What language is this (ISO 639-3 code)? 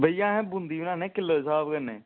doi